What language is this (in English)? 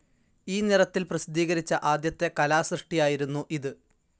Malayalam